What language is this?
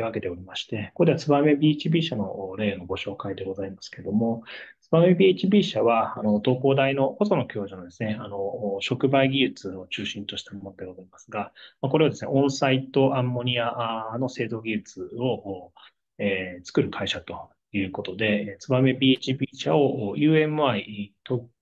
Japanese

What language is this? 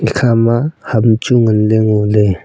Wancho Naga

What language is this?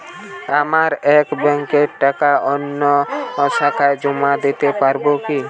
Bangla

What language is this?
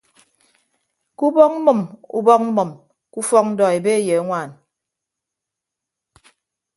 Ibibio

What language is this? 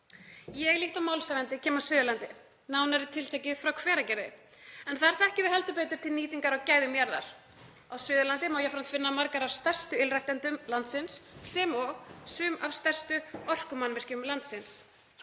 Icelandic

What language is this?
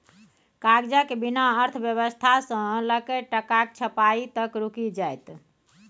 Maithili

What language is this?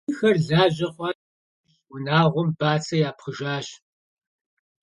Kabardian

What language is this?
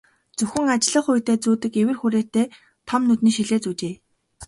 Mongolian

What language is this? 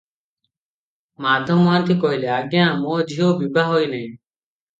Odia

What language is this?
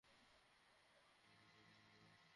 Bangla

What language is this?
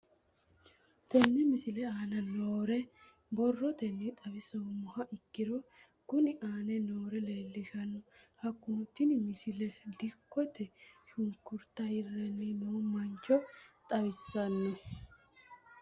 Sidamo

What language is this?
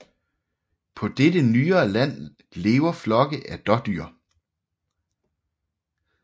Danish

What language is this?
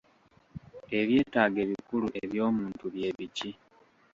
Ganda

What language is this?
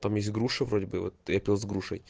Russian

